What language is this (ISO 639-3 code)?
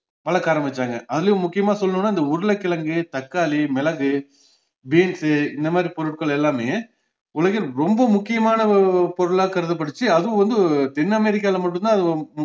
tam